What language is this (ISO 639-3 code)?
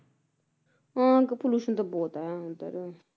pan